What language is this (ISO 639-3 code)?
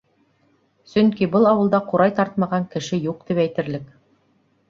bak